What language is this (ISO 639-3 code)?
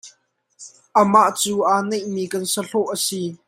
cnh